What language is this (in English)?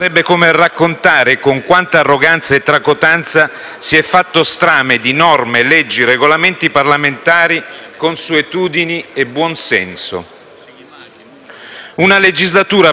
Italian